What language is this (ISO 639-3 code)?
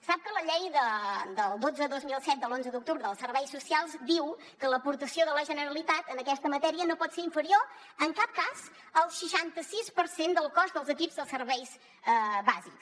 cat